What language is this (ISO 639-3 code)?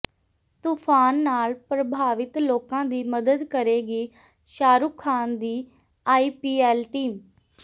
pan